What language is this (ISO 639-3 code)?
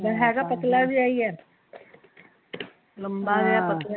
pan